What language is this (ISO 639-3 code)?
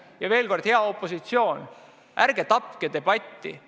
est